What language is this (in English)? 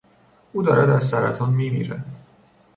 Persian